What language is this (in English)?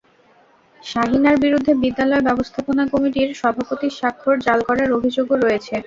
Bangla